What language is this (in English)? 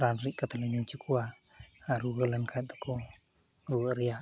Santali